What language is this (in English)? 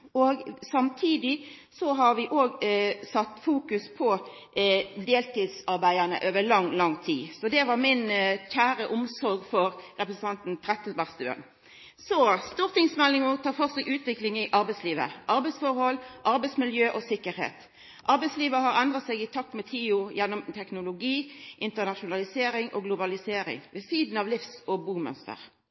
Norwegian Nynorsk